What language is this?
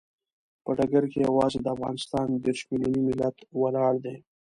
Pashto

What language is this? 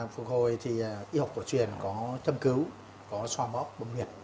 Vietnamese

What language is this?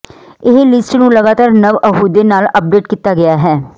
Punjabi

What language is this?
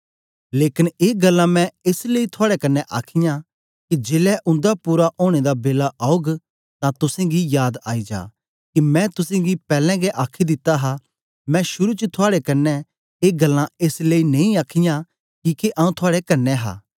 Dogri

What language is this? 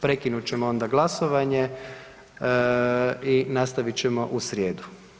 Croatian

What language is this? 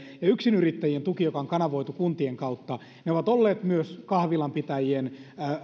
Finnish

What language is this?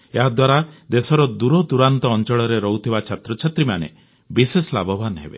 Odia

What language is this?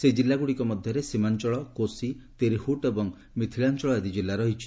Odia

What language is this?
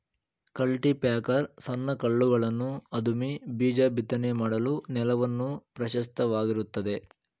Kannada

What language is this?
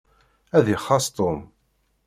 Kabyle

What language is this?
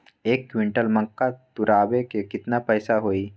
Magahi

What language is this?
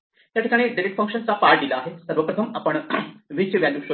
Marathi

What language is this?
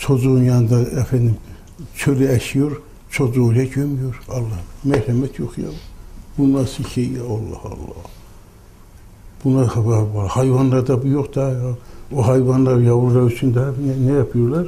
Turkish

